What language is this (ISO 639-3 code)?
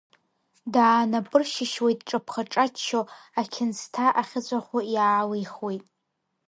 abk